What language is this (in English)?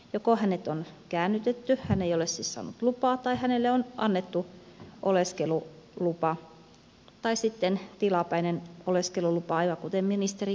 Finnish